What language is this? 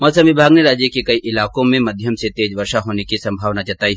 Hindi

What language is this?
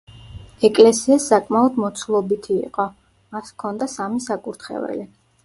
Georgian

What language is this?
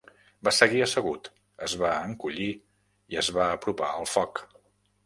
Catalan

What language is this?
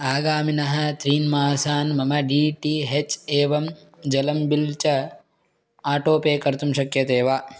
Sanskrit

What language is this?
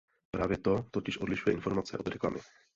Czech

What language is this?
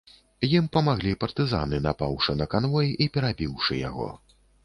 Belarusian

